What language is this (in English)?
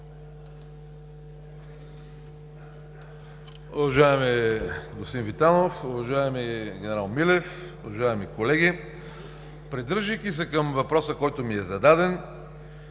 Bulgarian